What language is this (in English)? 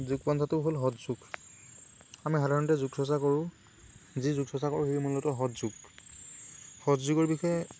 Assamese